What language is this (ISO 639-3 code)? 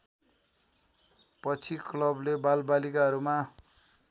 nep